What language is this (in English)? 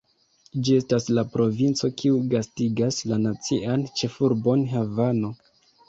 Esperanto